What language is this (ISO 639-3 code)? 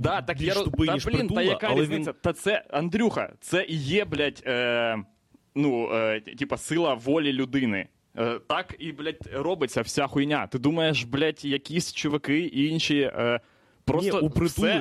ukr